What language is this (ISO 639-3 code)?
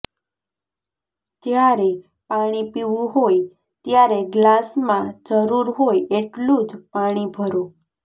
guj